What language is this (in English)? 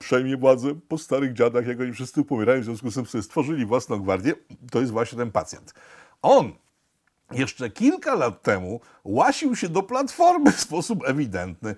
Polish